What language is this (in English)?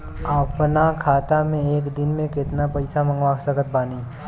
Bhojpuri